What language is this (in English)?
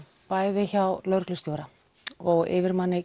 Icelandic